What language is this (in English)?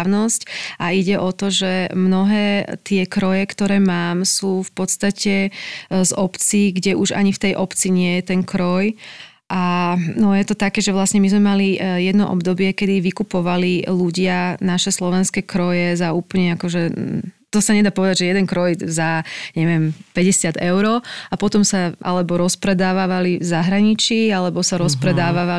Slovak